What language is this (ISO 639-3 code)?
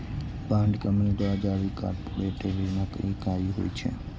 mai